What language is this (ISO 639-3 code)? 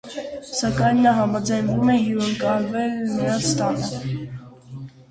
hye